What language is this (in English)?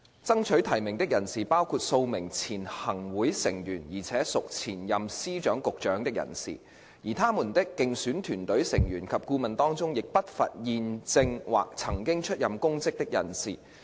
Cantonese